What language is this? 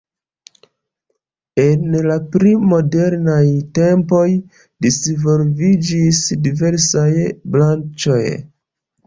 Esperanto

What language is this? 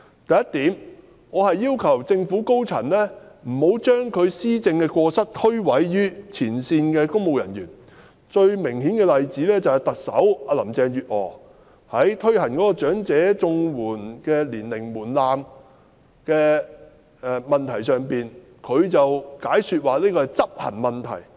Cantonese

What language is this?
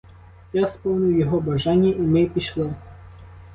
Ukrainian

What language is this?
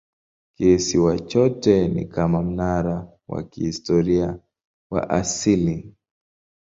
Swahili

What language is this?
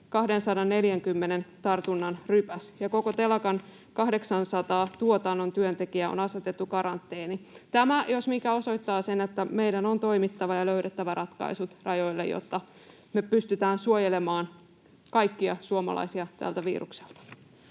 Finnish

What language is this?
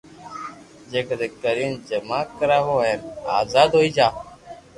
Loarki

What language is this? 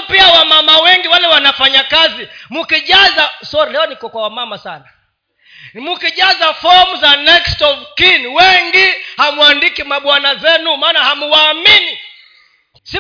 Swahili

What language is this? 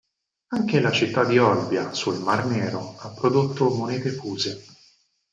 Italian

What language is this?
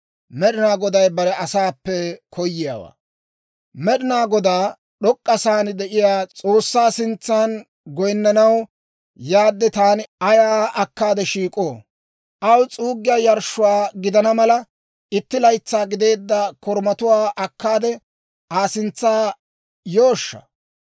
Dawro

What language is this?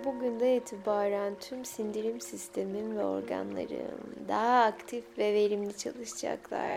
Turkish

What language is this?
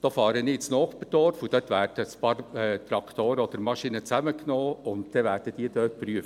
Swiss German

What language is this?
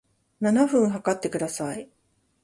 Japanese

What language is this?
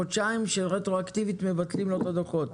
Hebrew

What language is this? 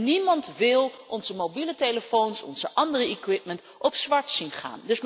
Dutch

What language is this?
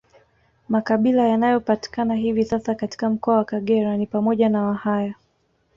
Swahili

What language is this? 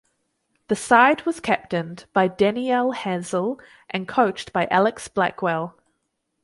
English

